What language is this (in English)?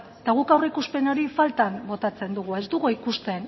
Basque